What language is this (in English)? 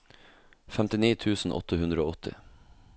Norwegian